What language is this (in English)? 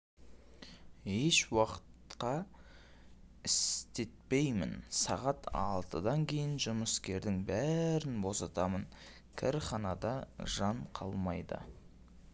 Kazakh